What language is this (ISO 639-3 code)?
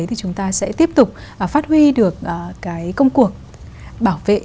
vie